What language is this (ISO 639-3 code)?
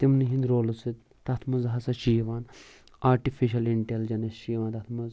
kas